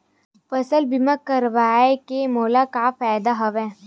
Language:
Chhattisgarhi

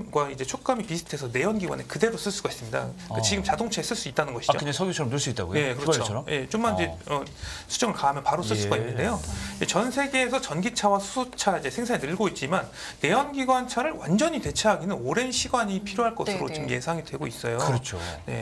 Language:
Korean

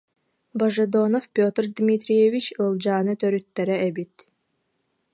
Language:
Yakut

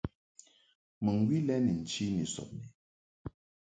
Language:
Mungaka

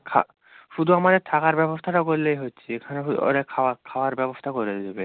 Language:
Bangla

